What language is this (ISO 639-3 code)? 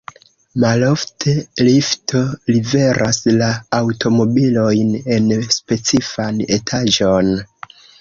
epo